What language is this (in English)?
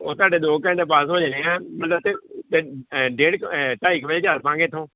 Punjabi